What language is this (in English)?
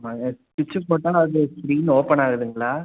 Tamil